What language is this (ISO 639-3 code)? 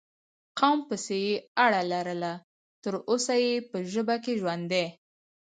pus